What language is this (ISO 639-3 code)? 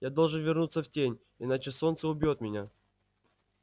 rus